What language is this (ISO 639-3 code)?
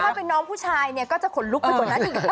tha